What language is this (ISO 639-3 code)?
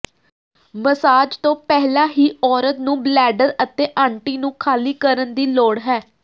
pan